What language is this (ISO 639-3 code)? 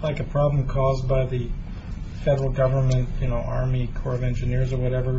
eng